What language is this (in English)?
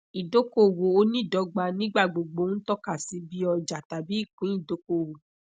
Yoruba